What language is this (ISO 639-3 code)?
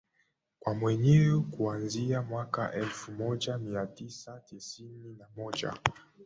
swa